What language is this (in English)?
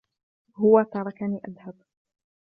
Arabic